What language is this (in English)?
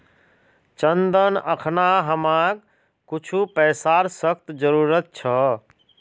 Magahi